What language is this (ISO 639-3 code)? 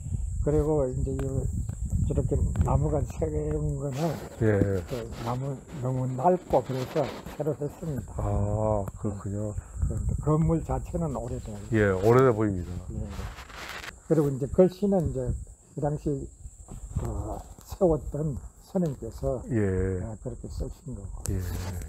kor